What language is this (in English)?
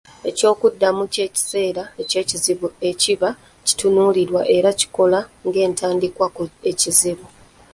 Ganda